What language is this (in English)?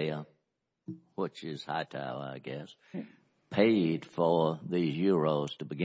English